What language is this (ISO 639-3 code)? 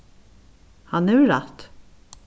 fao